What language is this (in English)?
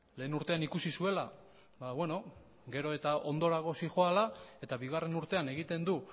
Basque